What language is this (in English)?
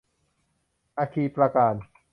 Thai